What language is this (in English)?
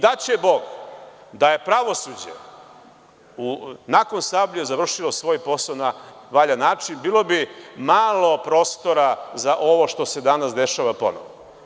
Serbian